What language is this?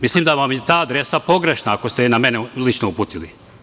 Serbian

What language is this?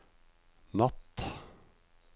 Norwegian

